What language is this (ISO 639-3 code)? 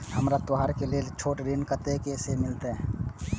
mai